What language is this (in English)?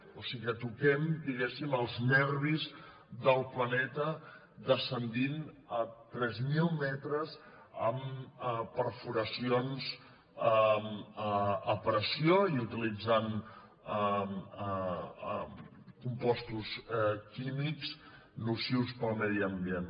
Catalan